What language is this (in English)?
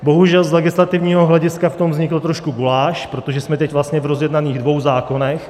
Czech